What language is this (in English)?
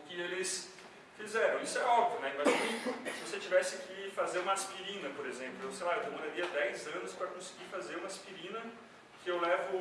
Portuguese